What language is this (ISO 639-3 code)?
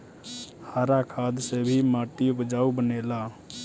bho